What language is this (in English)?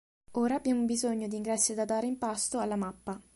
Italian